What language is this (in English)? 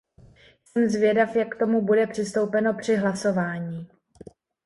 Czech